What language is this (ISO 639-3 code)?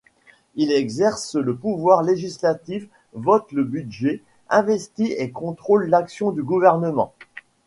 fra